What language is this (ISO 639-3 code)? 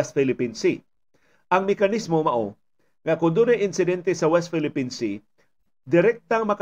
fil